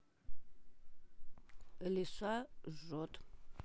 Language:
Russian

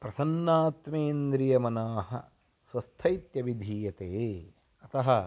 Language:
Sanskrit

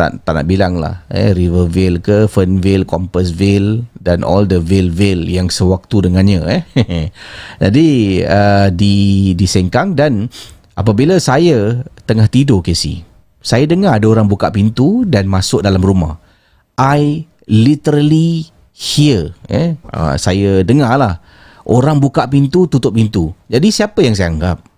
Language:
Malay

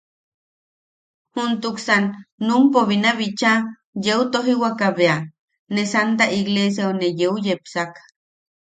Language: Yaqui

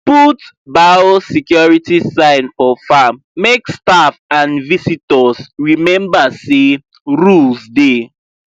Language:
Nigerian Pidgin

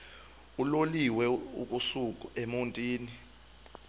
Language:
Xhosa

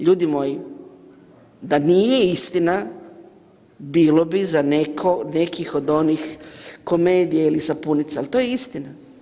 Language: Croatian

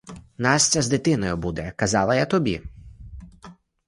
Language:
Ukrainian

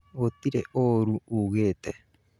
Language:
Kikuyu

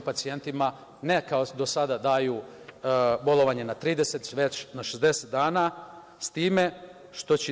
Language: Serbian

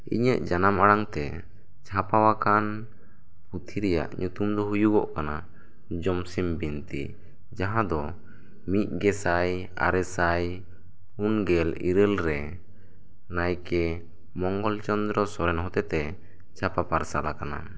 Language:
Santali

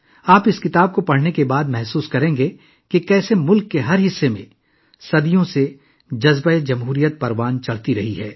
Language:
Urdu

